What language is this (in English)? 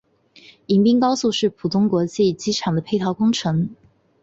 Chinese